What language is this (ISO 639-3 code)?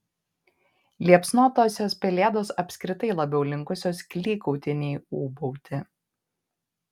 lit